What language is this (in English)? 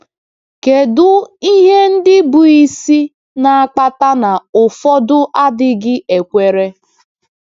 Igbo